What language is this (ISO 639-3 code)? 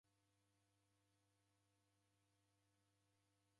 dav